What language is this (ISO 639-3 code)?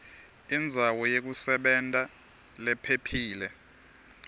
ssw